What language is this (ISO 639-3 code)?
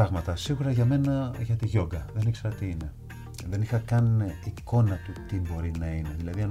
ell